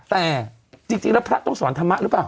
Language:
Thai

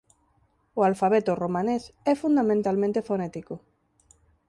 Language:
Galician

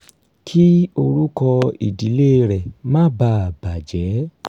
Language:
Yoruba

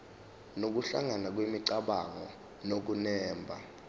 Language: Zulu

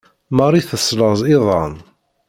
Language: Kabyle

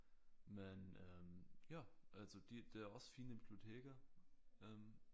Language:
Danish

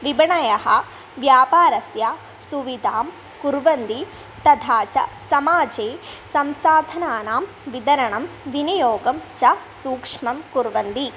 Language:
Sanskrit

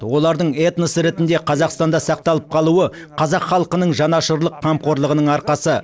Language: Kazakh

